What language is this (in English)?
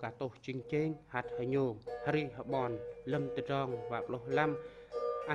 Vietnamese